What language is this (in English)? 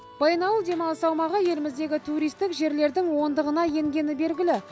Kazakh